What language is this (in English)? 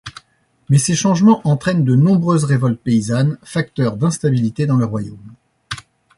French